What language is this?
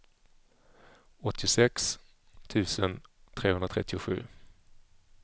Swedish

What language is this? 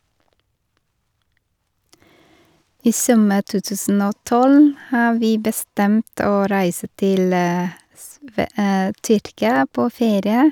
Norwegian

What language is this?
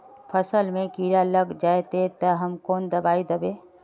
Magahi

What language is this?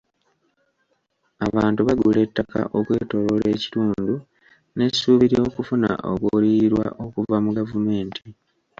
Ganda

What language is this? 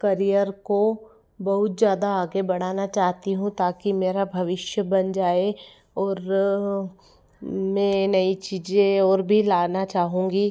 Hindi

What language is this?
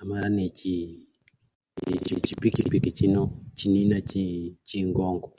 Luyia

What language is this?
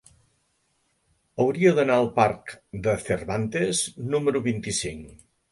Catalan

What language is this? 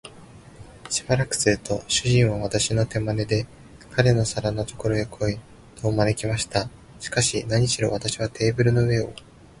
Japanese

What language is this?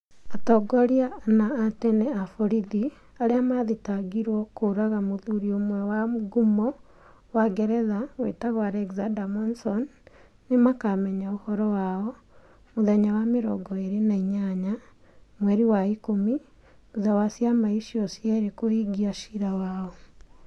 Kikuyu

